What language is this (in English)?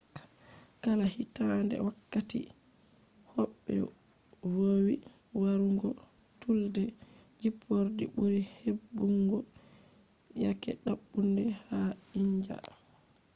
Fula